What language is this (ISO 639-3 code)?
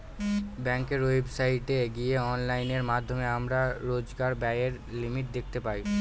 ben